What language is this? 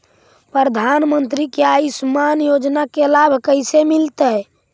Magahi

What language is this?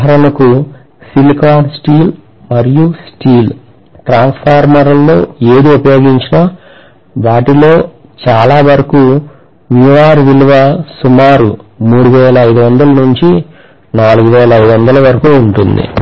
Telugu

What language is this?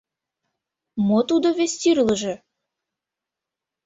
Mari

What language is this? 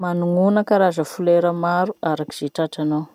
Masikoro Malagasy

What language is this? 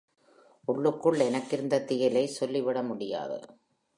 Tamil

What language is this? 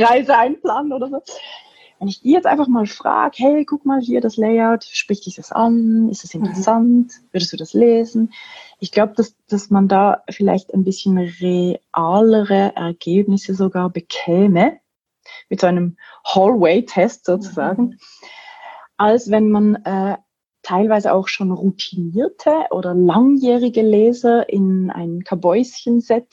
German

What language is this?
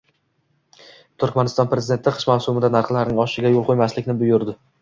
Uzbek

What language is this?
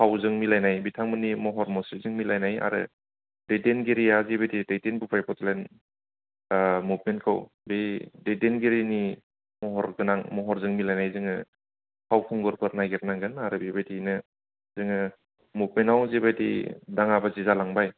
Bodo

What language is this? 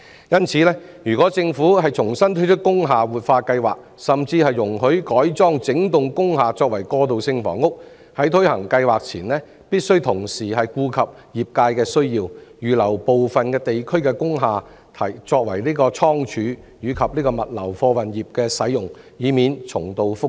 Cantonese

